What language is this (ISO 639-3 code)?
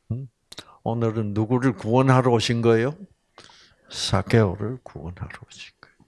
kor